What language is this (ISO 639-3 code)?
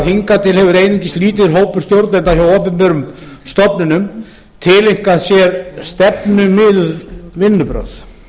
isl